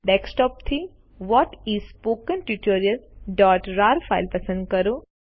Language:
Gujarati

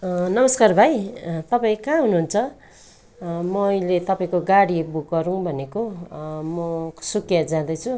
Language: Nepali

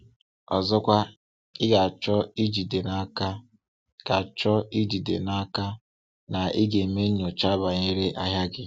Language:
Igbo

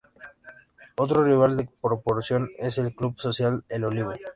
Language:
Spanish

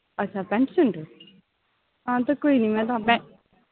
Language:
Dogri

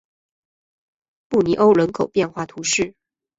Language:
Chinese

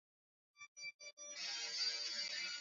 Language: Swahili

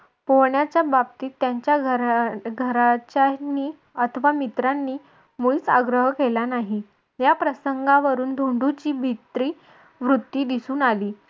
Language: Marathi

